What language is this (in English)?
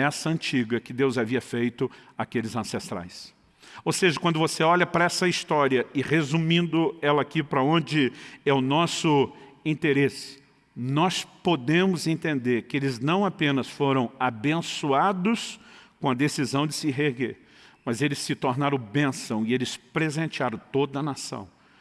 Portuguese